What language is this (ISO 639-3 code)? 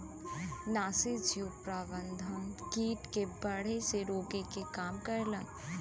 bho